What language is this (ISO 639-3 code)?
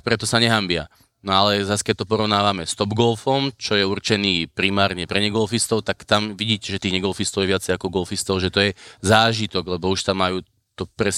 slk